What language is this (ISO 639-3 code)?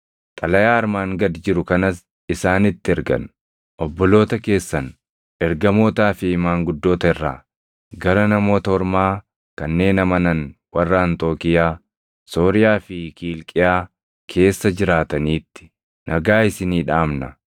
orm